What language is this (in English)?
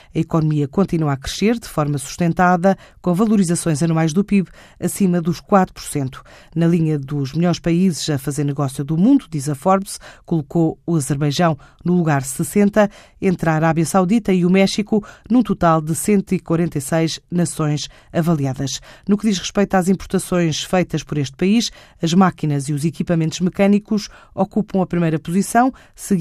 Portuguese